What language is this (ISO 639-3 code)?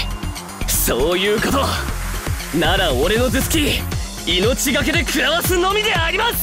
jpn